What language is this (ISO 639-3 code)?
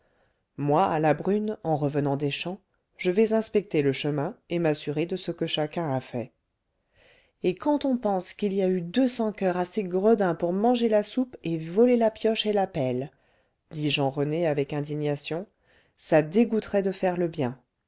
fra